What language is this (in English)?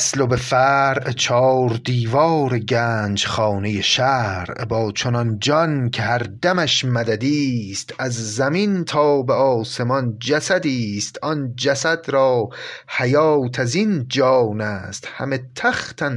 Persian